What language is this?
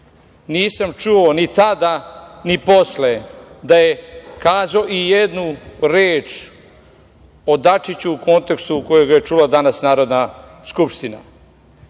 Serbian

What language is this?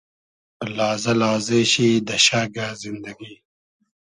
Hazaragi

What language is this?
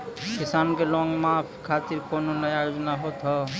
Maithili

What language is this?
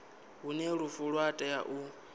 Venda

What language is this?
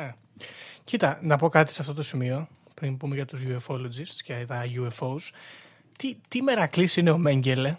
Greek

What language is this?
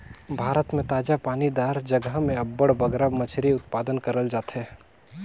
Chhattisgarhi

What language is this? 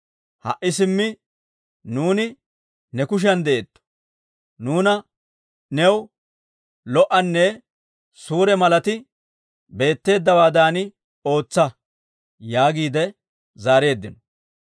Dawro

